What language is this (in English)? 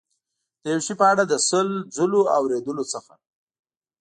Pashto